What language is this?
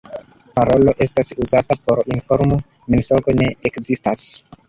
Esperanto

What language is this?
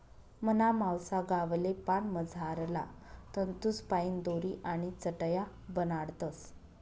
Marathi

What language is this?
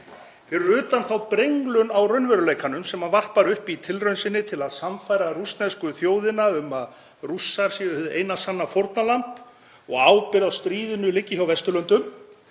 Icelandic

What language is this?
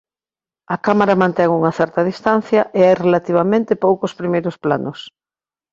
Galician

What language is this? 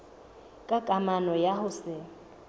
Southern Sotho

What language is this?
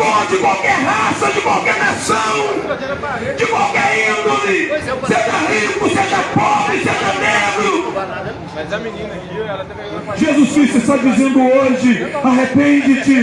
Portuguese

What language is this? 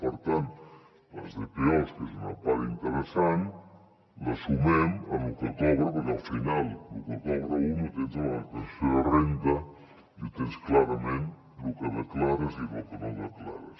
Catalan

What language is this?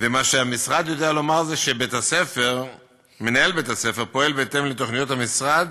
Hebrew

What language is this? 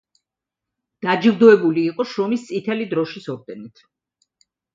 Georgian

